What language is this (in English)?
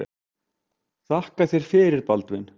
Icelandic